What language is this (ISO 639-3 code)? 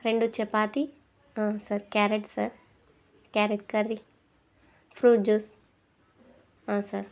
tel